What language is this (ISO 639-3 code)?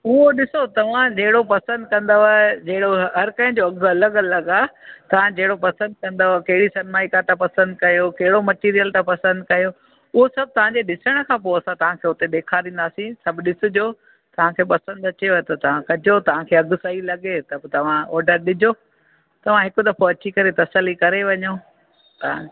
snd